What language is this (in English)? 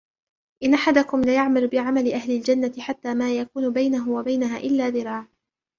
Arabic